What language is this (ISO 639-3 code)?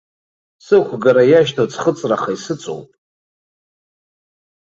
abk